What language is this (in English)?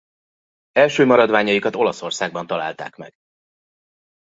Hungarian